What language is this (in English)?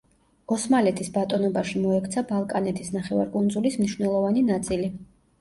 Georgian